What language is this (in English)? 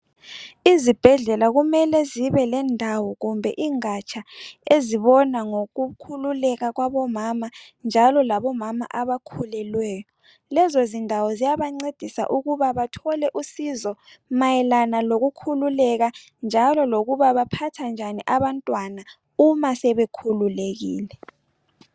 North Ndebele